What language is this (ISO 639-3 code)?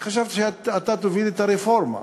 heb